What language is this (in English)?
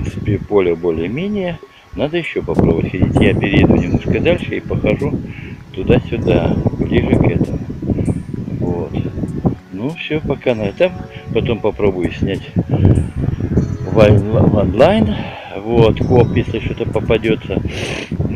Russian